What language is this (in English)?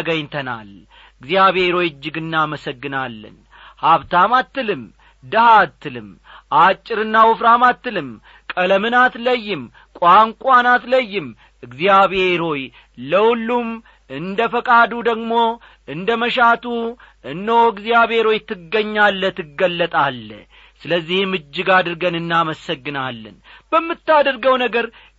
Amharic